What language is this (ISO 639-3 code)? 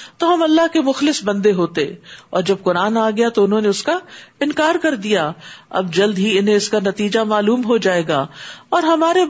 urd